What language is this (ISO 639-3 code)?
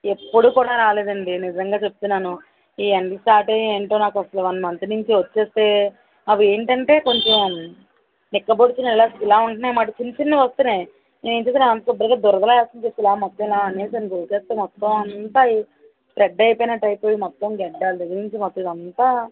tel